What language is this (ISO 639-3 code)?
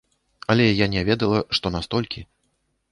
bel